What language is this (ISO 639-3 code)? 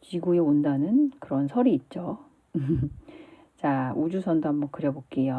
kor